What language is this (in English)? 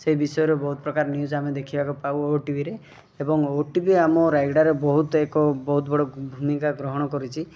Odia